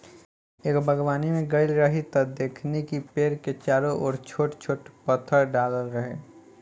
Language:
Bhojpuri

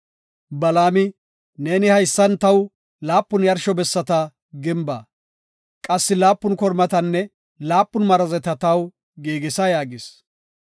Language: Gofa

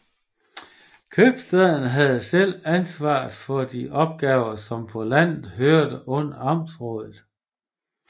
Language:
Danish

